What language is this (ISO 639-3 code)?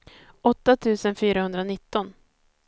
swe